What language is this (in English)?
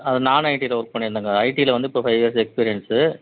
Tamil